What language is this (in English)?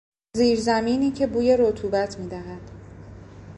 Persian